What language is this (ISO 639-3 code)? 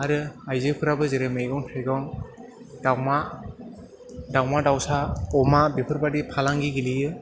brx